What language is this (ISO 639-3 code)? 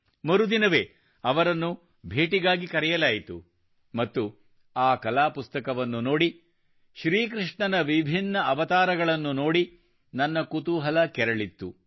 kan